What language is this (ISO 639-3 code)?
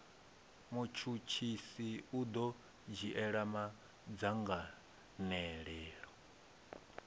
ven